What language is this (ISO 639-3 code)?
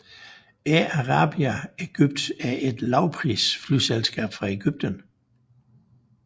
dan